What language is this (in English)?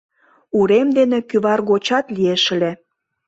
Mari